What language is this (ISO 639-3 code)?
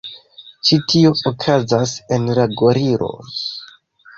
epo